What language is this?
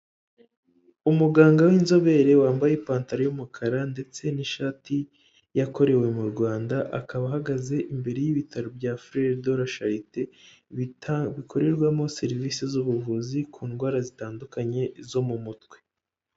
Kinyarwanda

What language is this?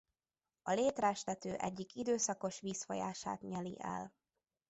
Hungarian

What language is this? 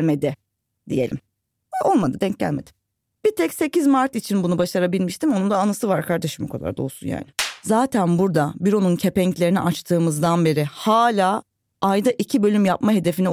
Turkish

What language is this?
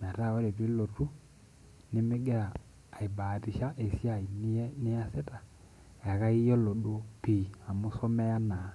Masai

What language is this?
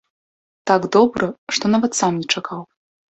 Belarusian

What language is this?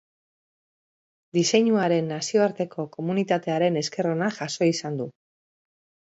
Basque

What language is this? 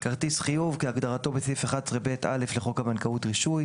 Hebrew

